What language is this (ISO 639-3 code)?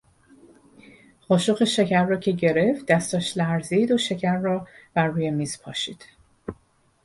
fas